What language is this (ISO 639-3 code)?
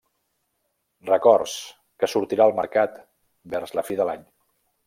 cat